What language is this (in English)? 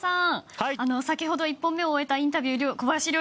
Japanese